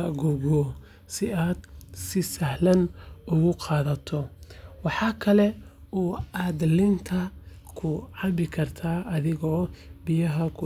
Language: Somali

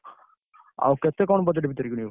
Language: Odia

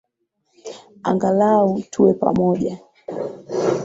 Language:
Swahili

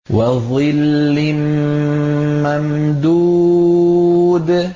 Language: Arabic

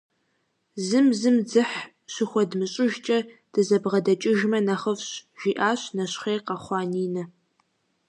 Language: Kabardian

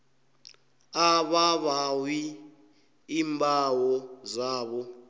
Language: South Ndebele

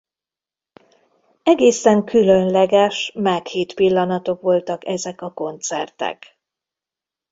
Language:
Hungarian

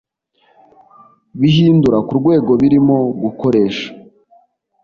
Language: Kinyarwanda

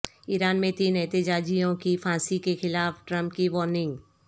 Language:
Urdu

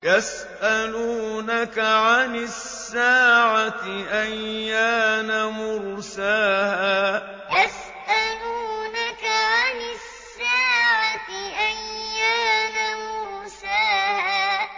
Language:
Arabic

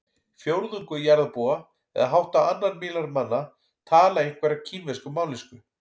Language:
Icelandic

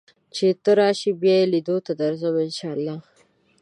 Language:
Pashto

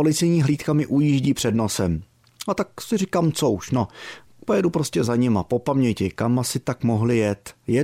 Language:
Czech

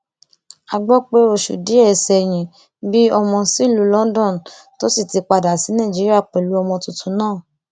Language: Yoruba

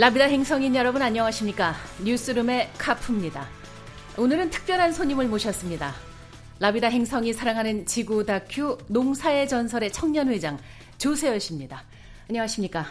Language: Korean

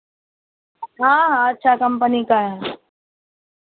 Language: Hindi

